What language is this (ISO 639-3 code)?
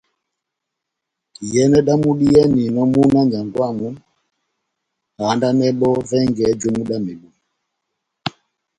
bnm